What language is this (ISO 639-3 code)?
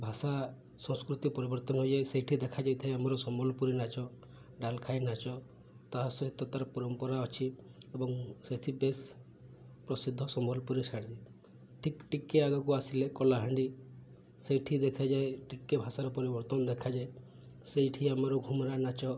ori